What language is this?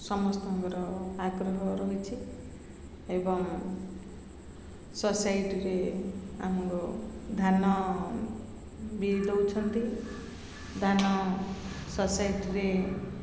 Odia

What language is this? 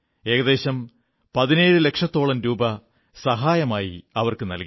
Malayalam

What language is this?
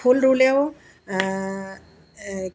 Assamese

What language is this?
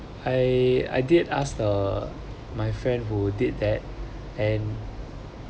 English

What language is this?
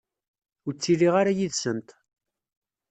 Kabyle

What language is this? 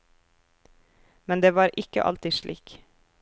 Norwegian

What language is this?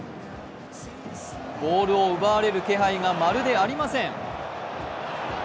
Japanese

